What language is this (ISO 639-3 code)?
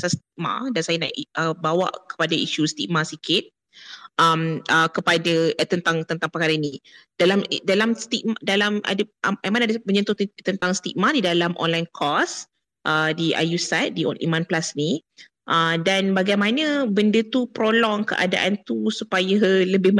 msa